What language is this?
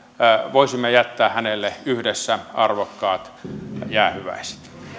Finnish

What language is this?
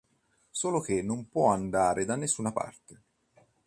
Italian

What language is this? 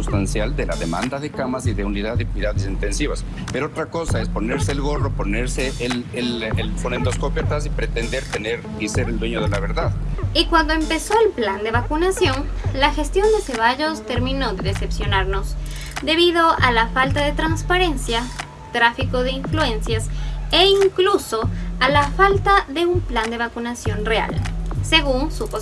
Spanish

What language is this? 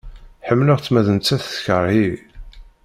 Kabyle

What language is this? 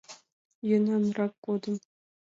Mari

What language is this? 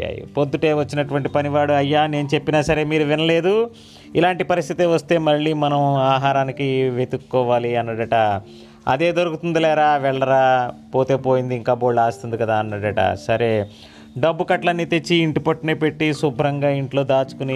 Telugu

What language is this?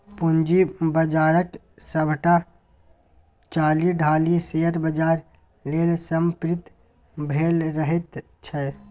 Maithili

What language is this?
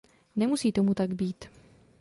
Czech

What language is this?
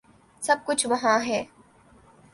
Urdu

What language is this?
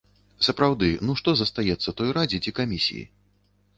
Belarusian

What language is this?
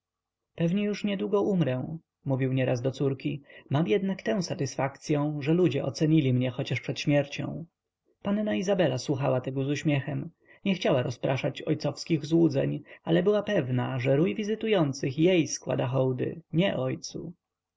Polish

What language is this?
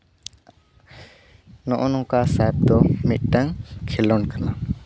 Santali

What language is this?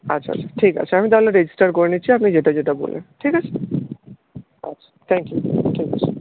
Bangla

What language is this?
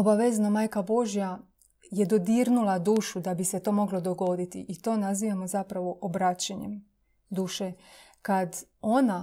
Croatian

